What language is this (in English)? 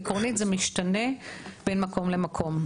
Hebrew